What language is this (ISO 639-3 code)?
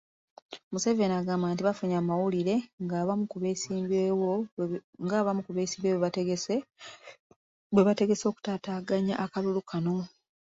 lug